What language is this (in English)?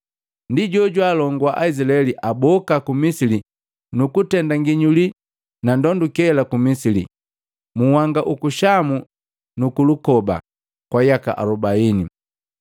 Matengo